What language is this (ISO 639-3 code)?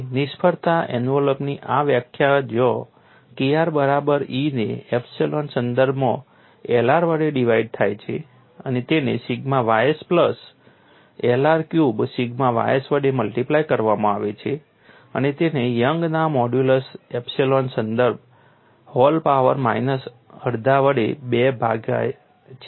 guj